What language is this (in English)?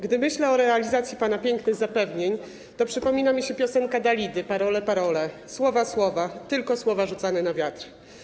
Polish